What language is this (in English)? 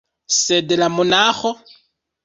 Esperanto